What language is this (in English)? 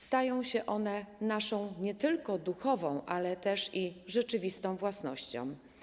Polish